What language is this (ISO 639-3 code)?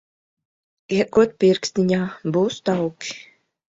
lav